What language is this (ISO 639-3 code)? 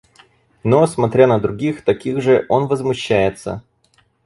rus